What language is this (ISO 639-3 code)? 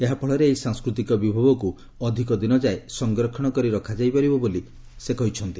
ori